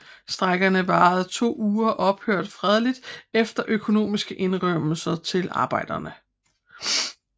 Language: Danish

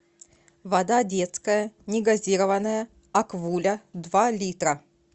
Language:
Russian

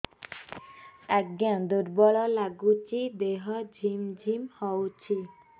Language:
Odia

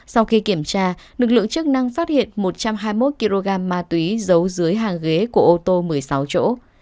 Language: Vietnamese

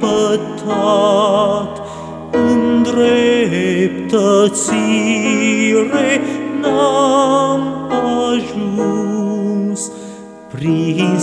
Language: Romanian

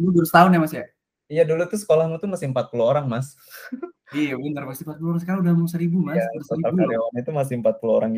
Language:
Indonesian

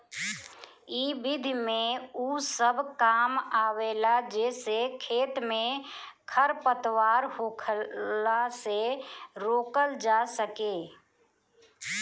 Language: Bhojpuri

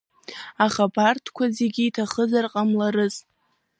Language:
Abkhazian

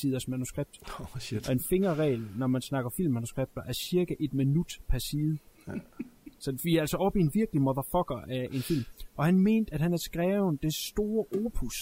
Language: Danish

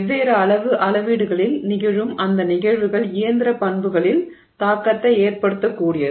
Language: Tamil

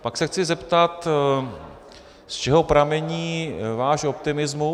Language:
Czech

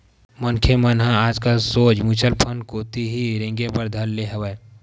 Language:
Chhattisgarhi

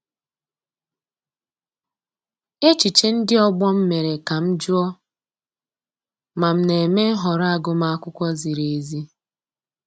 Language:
Igbo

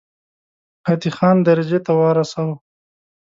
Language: Pashto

